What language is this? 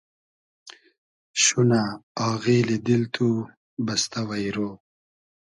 Hazaragi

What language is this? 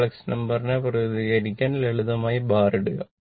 Malayalam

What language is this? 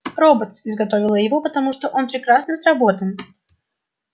Russian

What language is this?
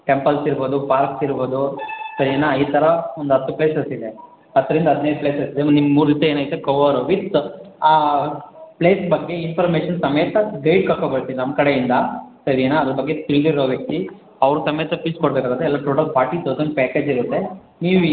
Kannada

